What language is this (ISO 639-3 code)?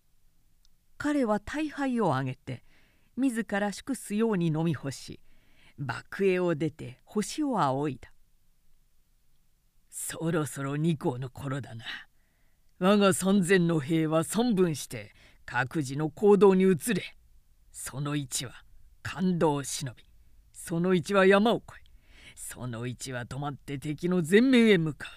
jpn